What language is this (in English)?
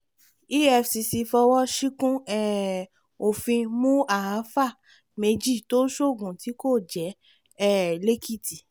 Yoruba